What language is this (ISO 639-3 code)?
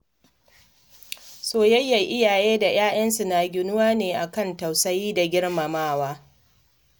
hau